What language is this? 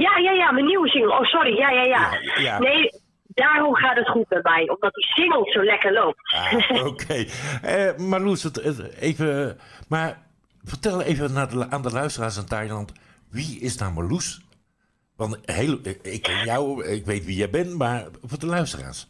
Dutch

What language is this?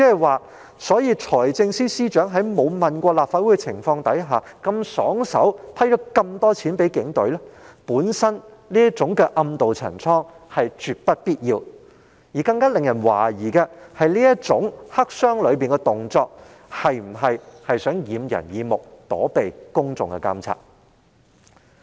Cantonese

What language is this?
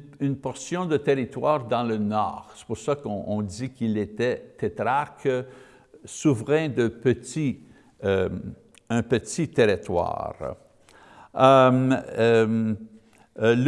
French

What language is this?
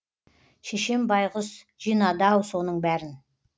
Kazakh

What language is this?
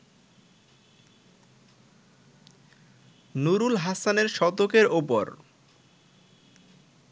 Bangla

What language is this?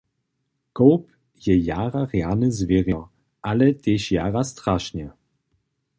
Upper Sorbian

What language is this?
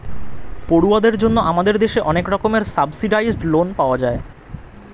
Bangla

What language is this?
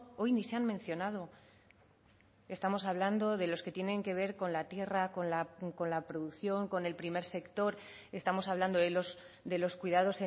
Spanish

